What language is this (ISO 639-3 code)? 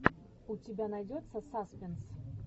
rus